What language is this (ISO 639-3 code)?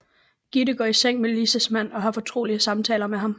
dan